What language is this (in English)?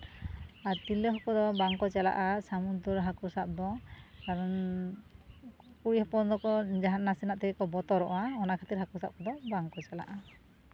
Santali